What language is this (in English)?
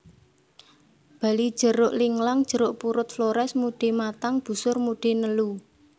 Javanese